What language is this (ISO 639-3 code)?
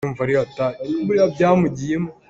cnh